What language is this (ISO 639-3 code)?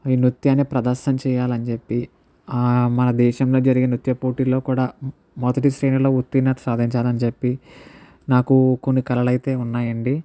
tel